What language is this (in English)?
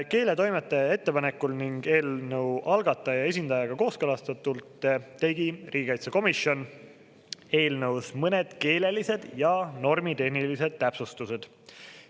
Estonian